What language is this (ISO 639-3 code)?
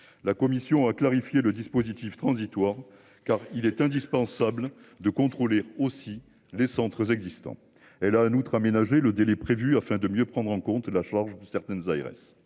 fra